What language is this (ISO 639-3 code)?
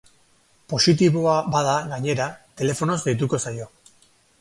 eus